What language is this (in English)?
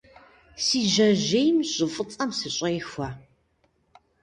Kabardian